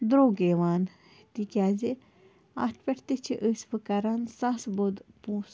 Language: Kashmiri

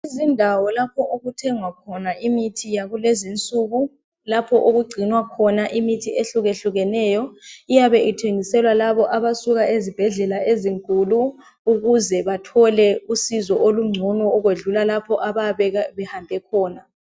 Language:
North Ndebele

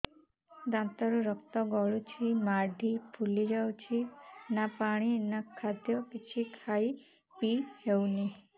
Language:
Odia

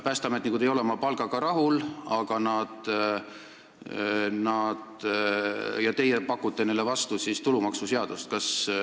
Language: Estonian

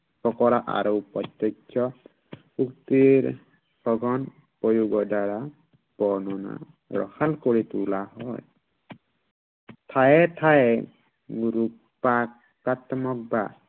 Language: Assamese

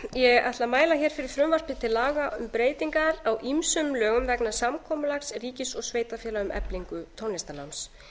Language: Icelandic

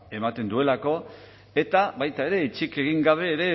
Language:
Basque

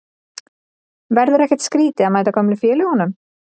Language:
Icelandic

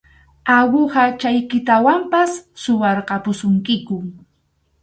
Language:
Arequipa-La Unión Quechua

